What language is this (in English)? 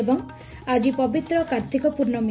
Odia